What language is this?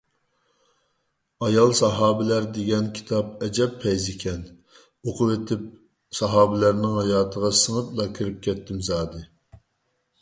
Uyghur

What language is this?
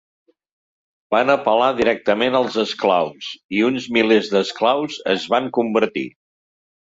Catalan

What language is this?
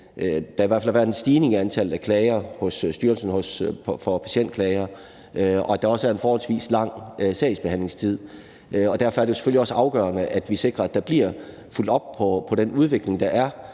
Danish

